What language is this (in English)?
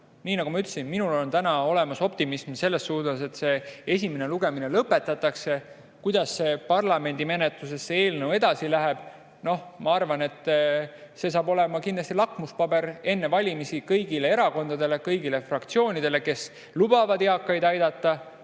Estonian